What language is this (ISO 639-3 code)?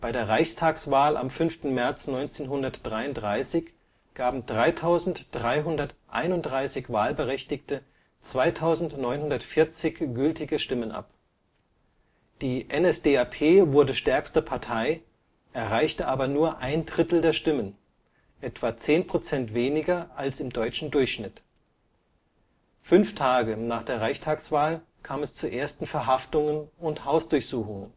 deu